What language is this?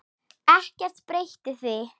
Icelandic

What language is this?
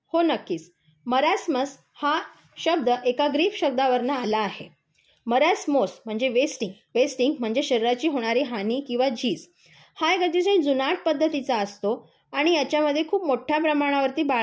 Marathi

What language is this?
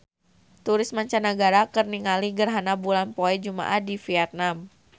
Sundanese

